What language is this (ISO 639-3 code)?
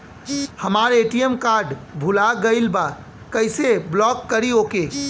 bho